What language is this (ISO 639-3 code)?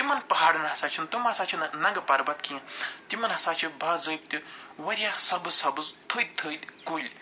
kas